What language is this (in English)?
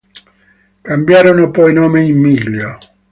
Italian